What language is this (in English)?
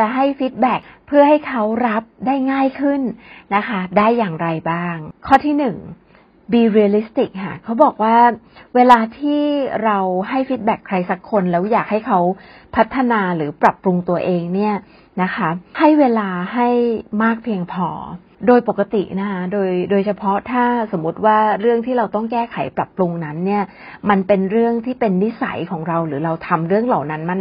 Thai